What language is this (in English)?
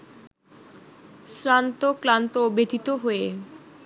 Bangla